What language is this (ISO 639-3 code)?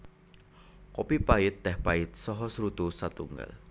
jav